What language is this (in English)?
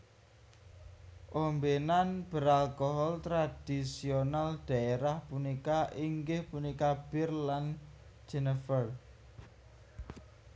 Javanese